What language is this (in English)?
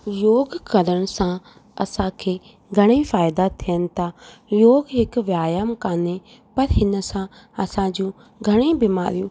Sindhi